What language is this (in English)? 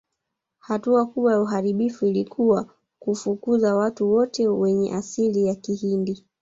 Swahili